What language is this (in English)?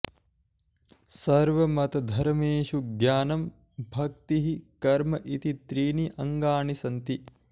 Sanskrit